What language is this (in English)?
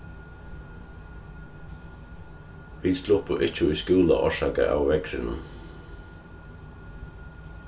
Faroese